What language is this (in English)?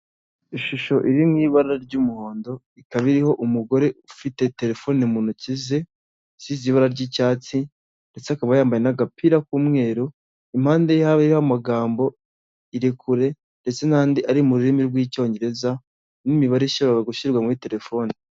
Kinyarwanda